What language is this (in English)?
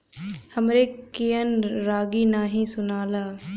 Bhojpuri